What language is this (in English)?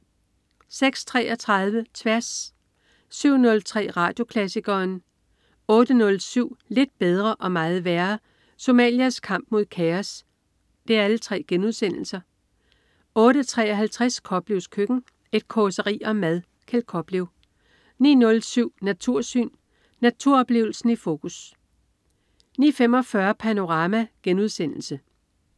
Danish